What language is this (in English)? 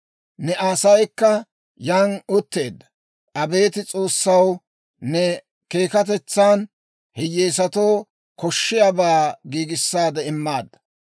Dawro